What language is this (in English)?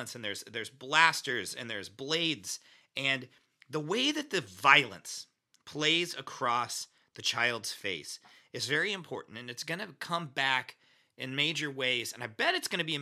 English